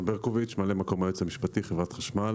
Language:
Hebrew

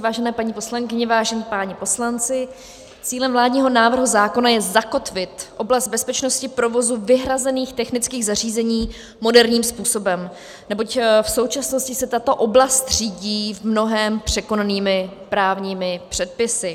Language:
Czech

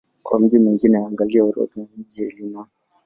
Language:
Swahili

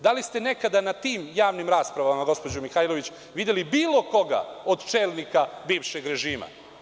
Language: Serbian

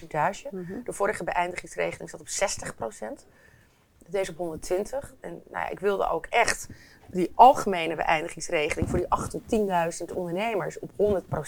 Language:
Dutch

